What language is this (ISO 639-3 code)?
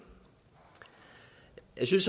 dan